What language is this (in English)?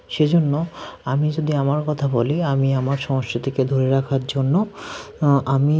Bangla